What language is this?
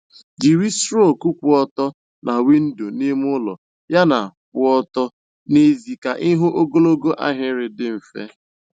Igbo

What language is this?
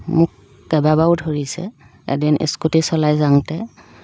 Assamese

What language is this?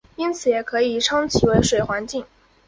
Chinese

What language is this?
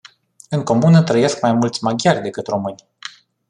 Romanian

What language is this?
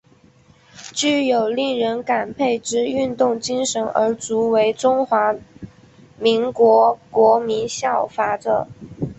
Chinese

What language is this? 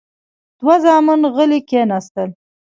Pashto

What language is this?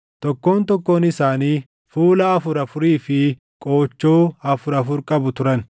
Oromo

